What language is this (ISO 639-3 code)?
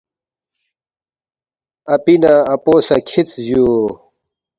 bft